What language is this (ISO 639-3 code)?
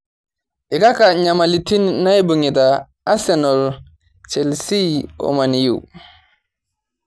mas